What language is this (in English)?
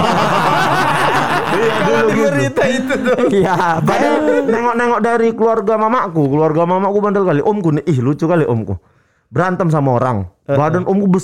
Indonesian